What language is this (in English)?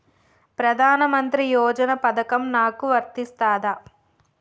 Telugu